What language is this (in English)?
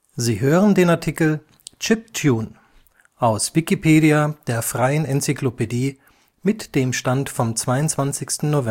German